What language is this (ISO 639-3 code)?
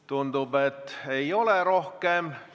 est